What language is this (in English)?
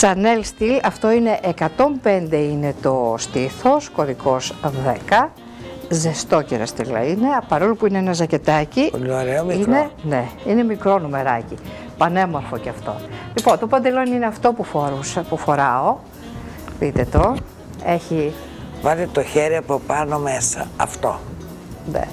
Greek